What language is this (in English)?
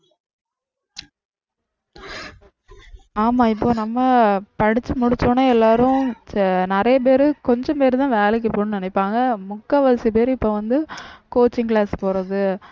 Tamil